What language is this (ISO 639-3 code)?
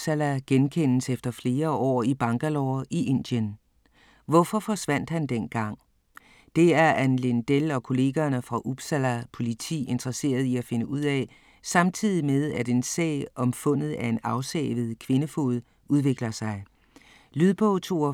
dan